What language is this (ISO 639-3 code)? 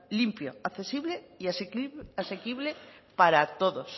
spa